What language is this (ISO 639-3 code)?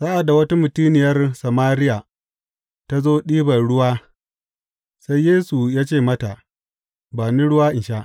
hau